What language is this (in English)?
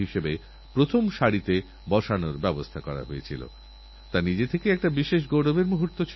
Bangla